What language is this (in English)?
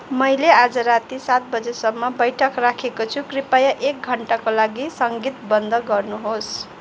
Nepali